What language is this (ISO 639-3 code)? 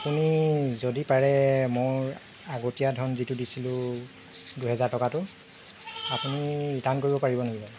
asm